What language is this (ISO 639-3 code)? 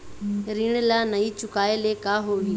hne